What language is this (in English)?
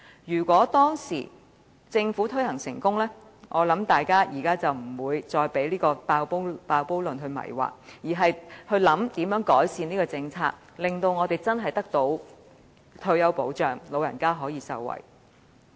Cantonese